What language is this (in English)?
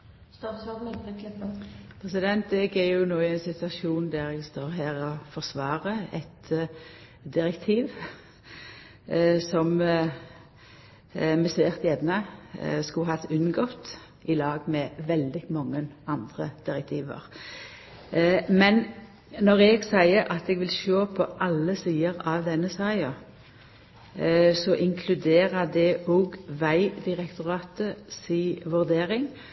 Norwegian